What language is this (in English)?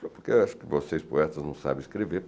Portuguese